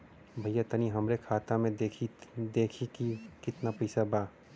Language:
Bhojpuri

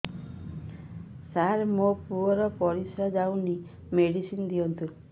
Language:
Odia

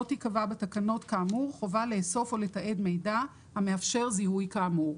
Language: Hebrew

